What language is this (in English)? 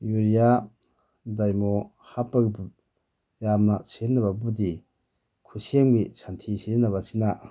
Manipuri